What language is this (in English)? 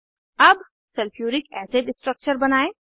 Hindi